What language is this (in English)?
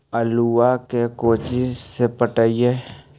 Magahi